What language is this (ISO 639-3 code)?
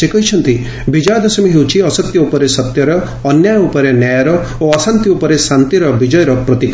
ori